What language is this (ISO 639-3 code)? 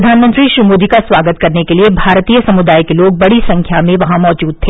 hin